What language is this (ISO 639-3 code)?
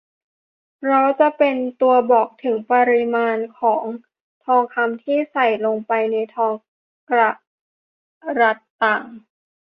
tha